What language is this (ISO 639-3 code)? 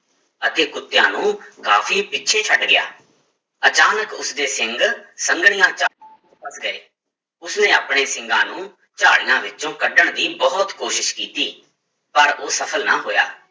pan